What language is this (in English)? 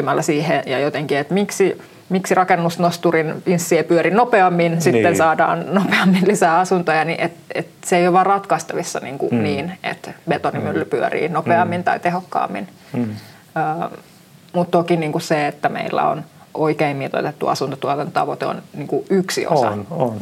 Finnish